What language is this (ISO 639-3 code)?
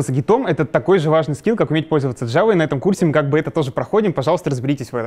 rus